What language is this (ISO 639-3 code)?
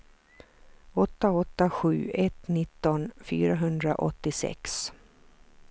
swe